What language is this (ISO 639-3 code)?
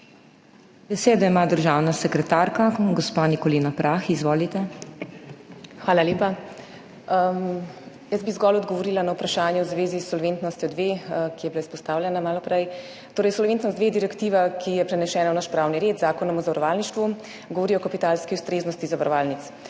slv